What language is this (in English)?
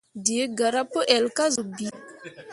Mundang